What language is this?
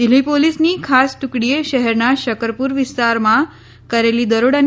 Gujarati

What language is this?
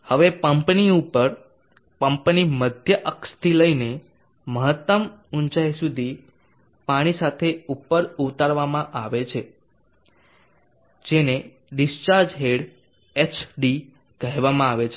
Gujarati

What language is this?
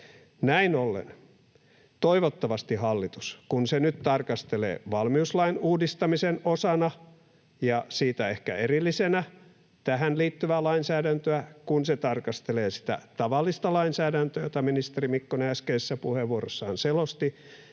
Finnish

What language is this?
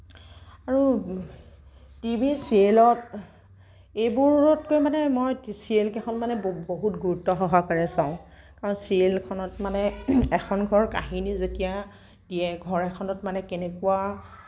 Assamese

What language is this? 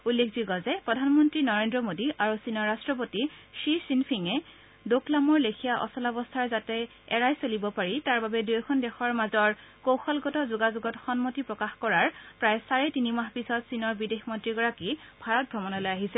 Assamese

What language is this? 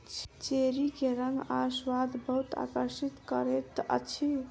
Maithili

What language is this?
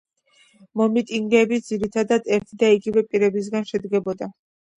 Georgian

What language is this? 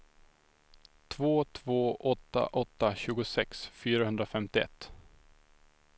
Swedish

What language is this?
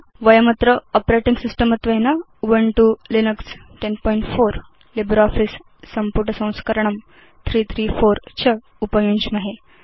Sanskrit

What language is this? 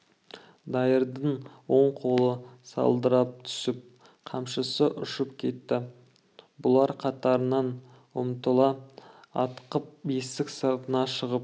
Kazakh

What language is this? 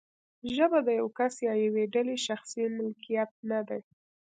Pashto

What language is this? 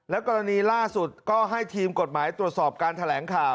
Thai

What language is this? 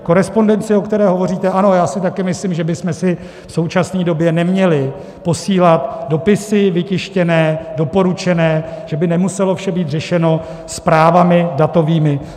Czech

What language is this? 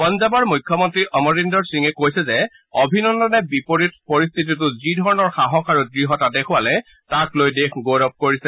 Assamese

